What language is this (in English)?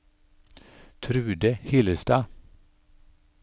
Norwegian